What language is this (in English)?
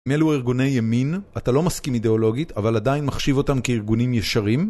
Hebrew